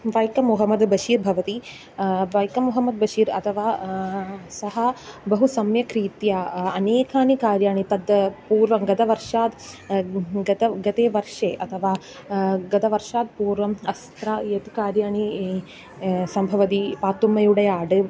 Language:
Sanskrit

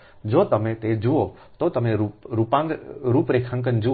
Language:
Gujarati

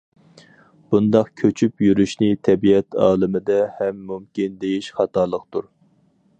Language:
Uyghur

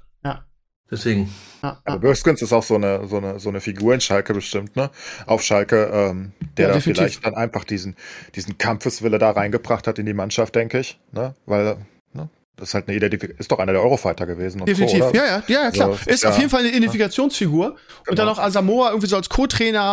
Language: German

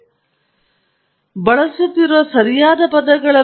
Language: Kannada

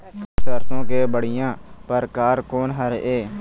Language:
Chhattisgarhi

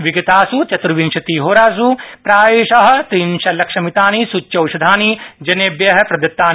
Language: Sanskrit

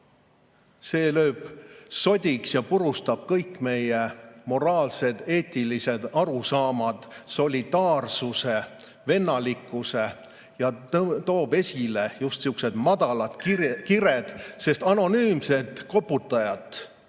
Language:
Estonian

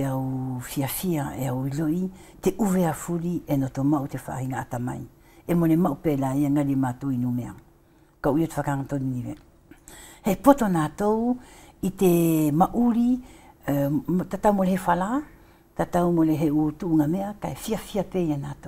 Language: French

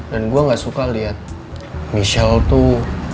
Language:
Indonesian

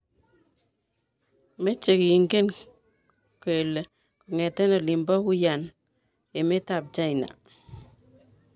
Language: Kalenjin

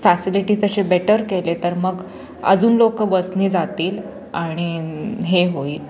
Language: Marathi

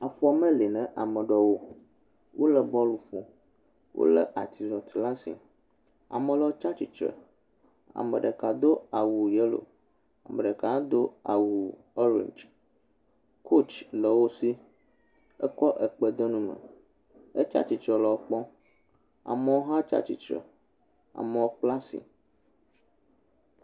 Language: Ewe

